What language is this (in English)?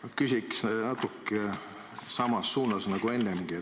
Estonian